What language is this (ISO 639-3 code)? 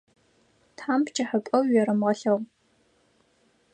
ady